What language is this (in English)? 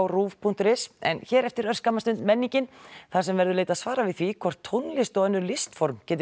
Icelandic